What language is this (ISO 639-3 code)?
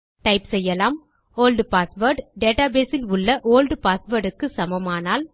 tam